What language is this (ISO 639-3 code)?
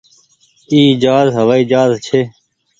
gig